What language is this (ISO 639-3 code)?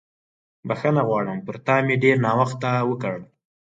pus